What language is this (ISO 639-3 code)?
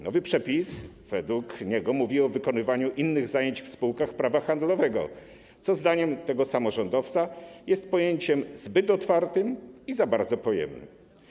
pol